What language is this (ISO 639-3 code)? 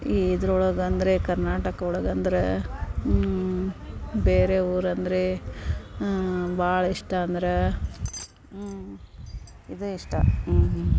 kan